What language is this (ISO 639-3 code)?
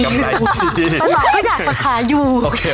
tha